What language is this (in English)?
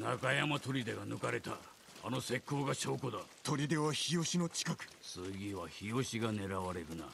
Japanese